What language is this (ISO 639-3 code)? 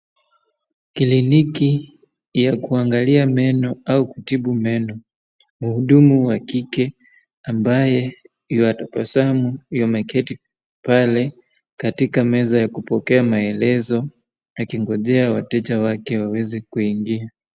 swa